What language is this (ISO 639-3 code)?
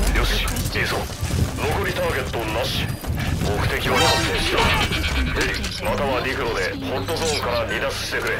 jpn